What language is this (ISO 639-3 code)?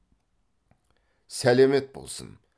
kaz